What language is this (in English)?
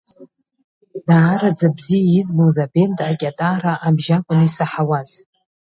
Abkhazian